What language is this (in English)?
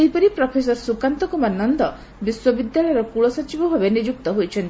Odia